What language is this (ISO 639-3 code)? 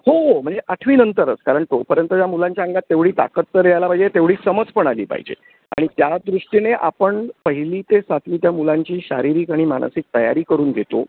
mar